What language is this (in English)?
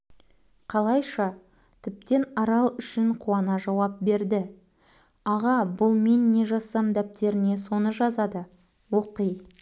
Kazakh